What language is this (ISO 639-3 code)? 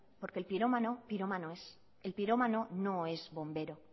spa